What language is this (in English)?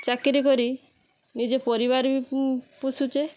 Odia